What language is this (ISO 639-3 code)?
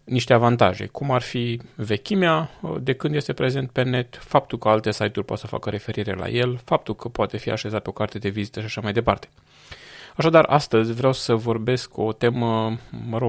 ron